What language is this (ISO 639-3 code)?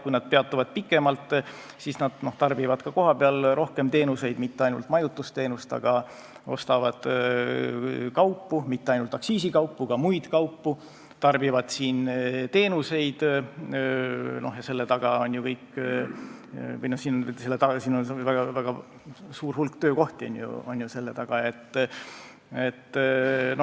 est